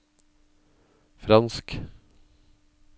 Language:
Norwegian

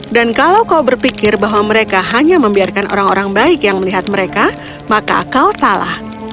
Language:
Indonesian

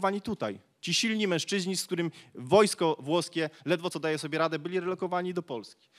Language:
Polish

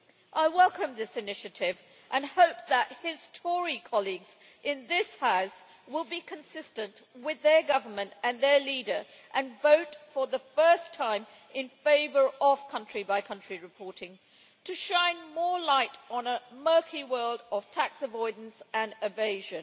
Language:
English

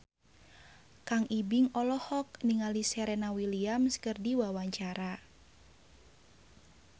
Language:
Sundanese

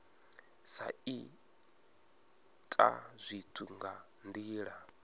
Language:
Venda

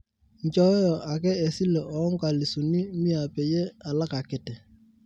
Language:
Masai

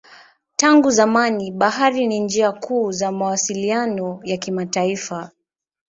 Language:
Swahili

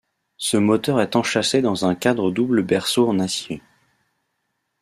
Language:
French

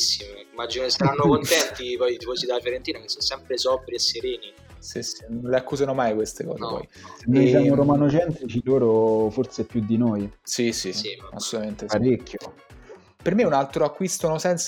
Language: Italian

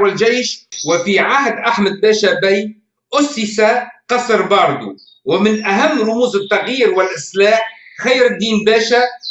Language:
Arabic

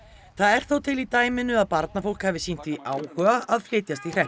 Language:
Icelandic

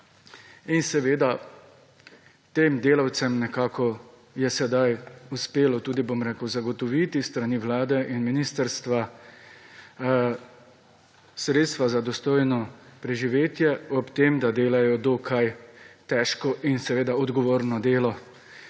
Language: Slovenian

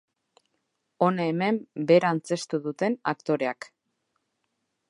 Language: Basque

